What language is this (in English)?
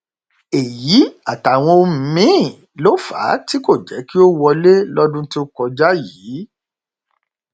Yoruba